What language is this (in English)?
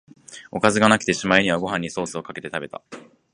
Japanese